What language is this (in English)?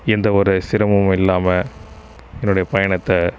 Tamil